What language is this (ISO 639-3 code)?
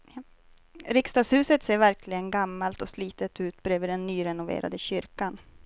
swe